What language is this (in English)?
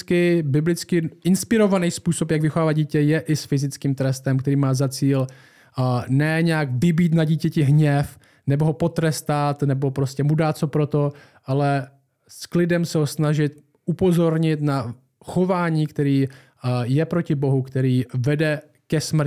Czech